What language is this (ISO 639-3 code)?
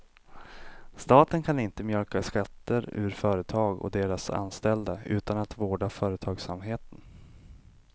swe